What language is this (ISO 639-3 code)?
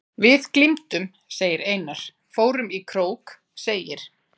isl